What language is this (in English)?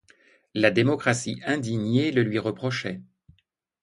French